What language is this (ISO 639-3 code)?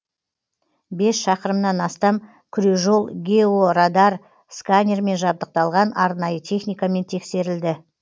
kaz